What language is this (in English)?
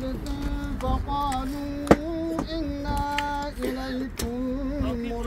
Arabic